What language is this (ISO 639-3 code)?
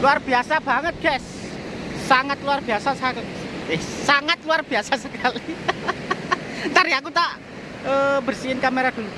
ind